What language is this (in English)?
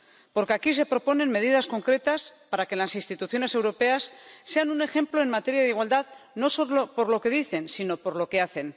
Spanish